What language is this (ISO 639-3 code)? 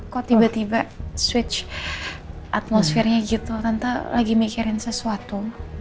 ind